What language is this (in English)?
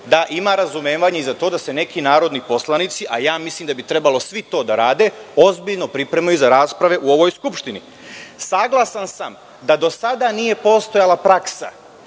Serbian